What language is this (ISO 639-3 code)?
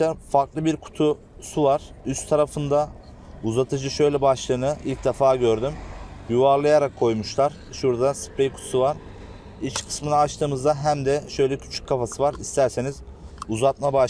tur